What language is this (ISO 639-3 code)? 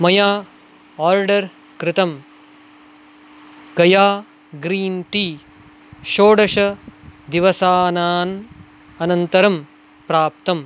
san